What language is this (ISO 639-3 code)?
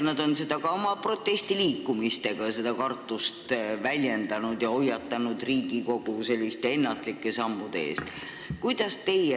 est